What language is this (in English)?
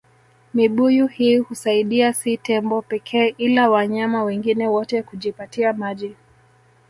Swahili